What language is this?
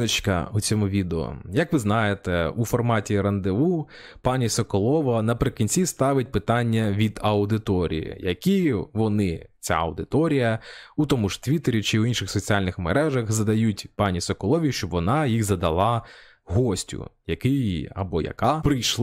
Ukrainian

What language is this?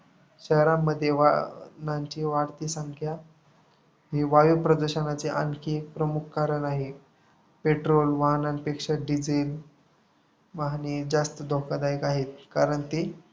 Marathi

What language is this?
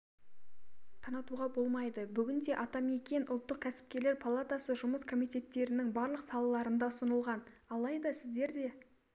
Kazakh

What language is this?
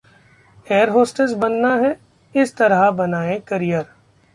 Hindi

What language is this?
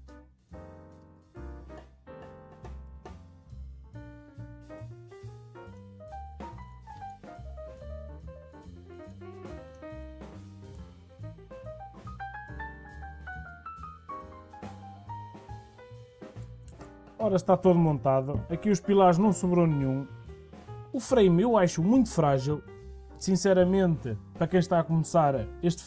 Portuguese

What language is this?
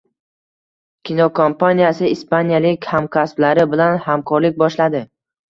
Uzbek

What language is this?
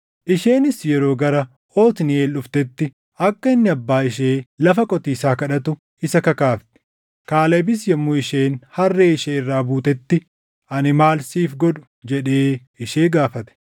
Oromo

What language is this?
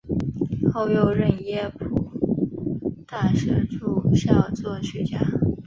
Chinese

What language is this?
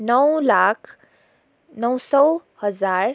Nepali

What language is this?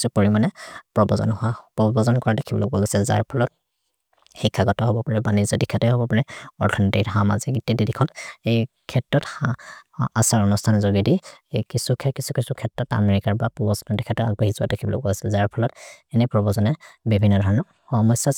Maria (India)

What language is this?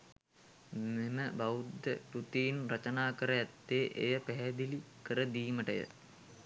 Sinhala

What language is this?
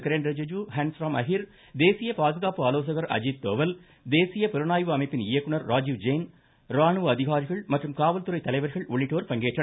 Tamil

